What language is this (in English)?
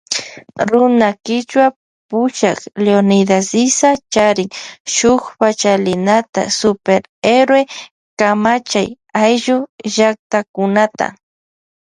Loja Highland Quichua